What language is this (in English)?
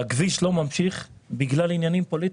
Hebrew